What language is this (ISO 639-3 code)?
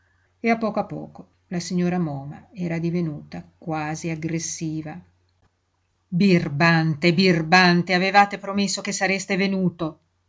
ita